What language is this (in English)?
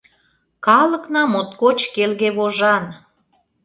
Mari